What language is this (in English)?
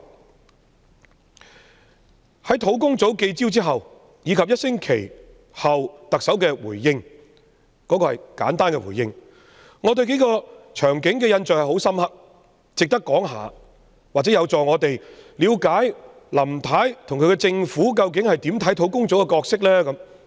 Cantonese